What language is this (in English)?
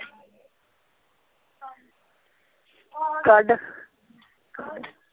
Punjabi